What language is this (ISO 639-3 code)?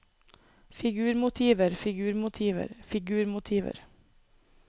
nor